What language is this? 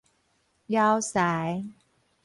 Min Nan Chinese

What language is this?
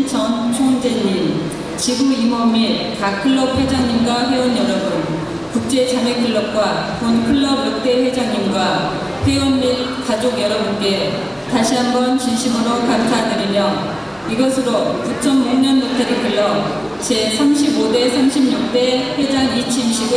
Korean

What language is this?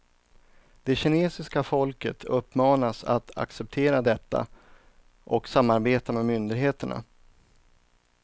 Swedish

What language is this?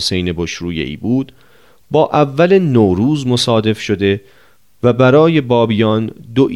Persian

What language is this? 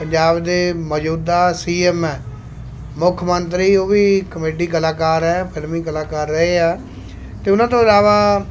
Punjabi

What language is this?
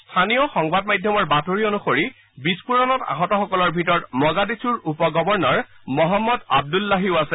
Assamese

